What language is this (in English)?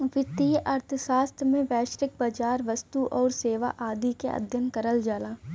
Bhojpuri